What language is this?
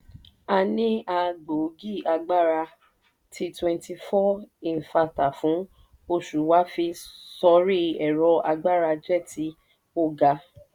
Yoruba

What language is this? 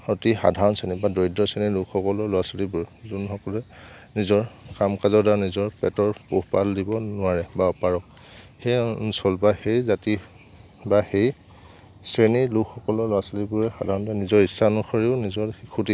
Assamese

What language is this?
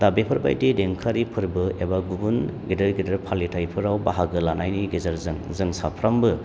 Bodo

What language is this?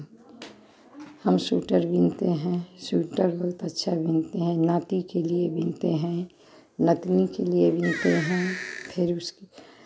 Hindi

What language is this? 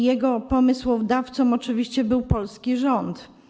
Polish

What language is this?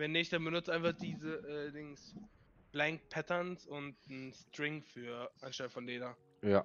German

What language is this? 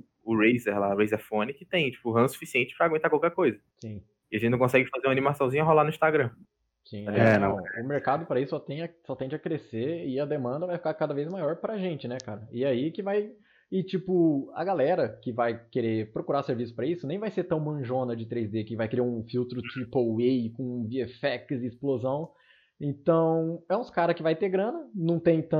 Portuguese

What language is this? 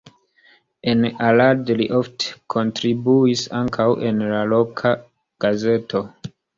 Esperanto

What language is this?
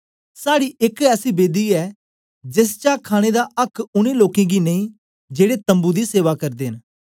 Dogri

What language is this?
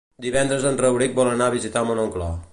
Catalan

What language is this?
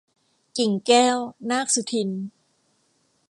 Thai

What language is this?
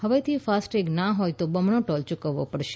Gujarati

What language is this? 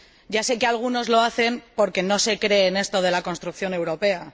Spanish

